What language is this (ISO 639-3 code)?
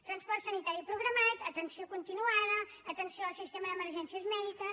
cat